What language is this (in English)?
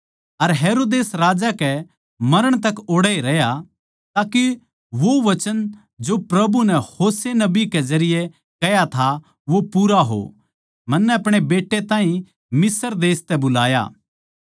Haryanvi